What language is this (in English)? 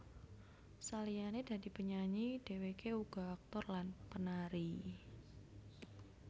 Javanese